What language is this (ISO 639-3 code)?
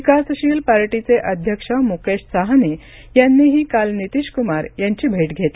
mar